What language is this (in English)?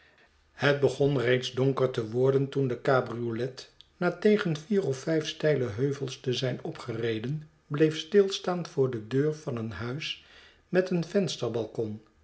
Dutch